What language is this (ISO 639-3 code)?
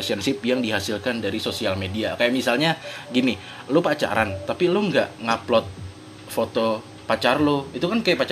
ind